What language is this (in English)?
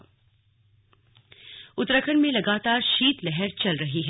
Hindi